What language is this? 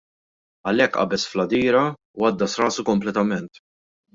Maltese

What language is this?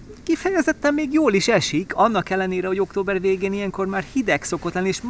Hungarian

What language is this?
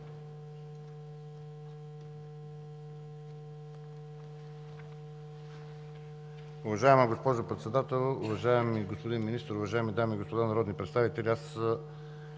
Bulgarian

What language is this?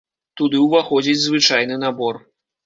Belarusian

